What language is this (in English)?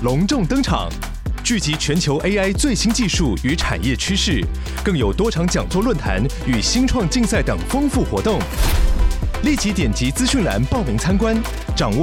Chinese